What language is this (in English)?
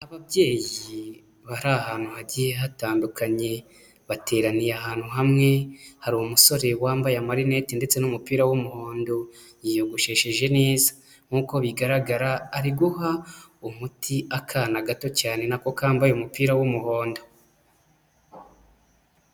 Kinyarwanda